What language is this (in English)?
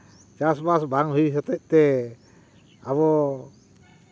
Santali